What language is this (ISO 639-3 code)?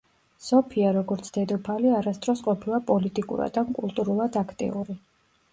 kat